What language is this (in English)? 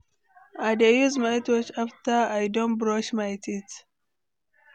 Nigerian Pidgin